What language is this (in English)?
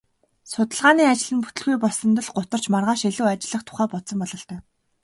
Mongolian